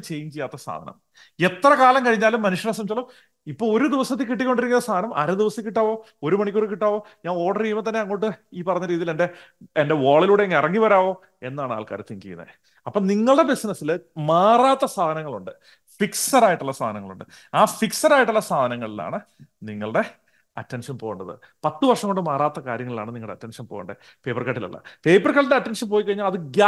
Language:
Malayalam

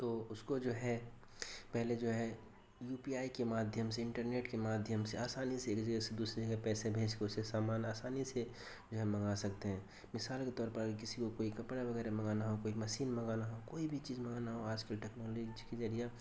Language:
Urdu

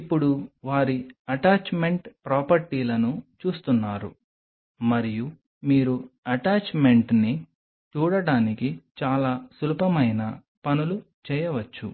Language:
Telugu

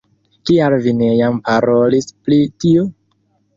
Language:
Esperanto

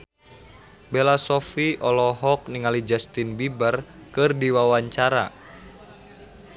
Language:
Sundanese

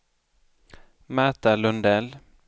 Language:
Swedish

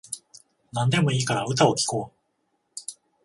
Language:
Japanese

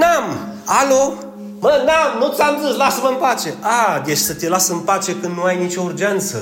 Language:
Romanian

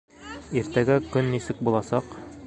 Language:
Bashkir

